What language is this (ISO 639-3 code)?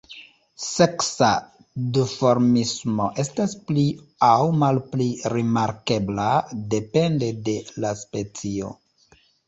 epo